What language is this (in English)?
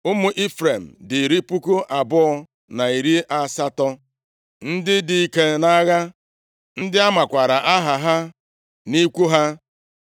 Igbo